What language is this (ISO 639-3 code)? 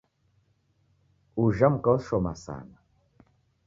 dav